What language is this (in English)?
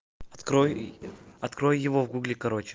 Russian